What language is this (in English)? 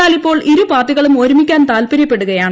Malayalam